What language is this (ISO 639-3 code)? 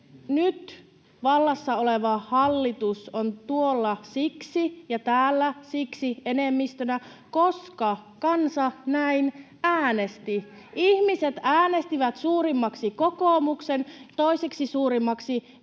fin